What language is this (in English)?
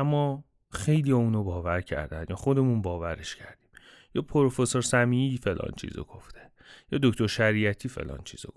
Persian